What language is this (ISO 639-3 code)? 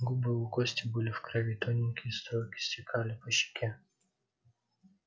rus